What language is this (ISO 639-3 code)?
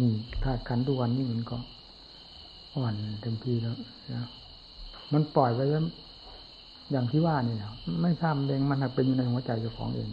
tha